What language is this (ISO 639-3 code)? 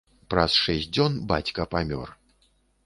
bel